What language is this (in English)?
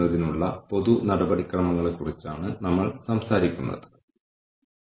Malayalam